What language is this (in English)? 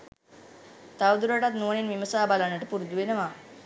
Sinhala